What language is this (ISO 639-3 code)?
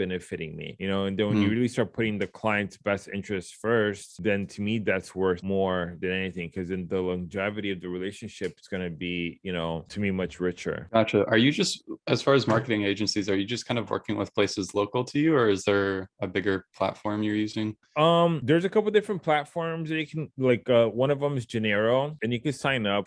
eng